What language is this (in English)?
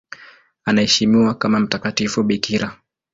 Swahili